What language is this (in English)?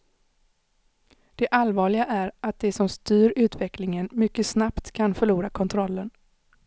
Swedish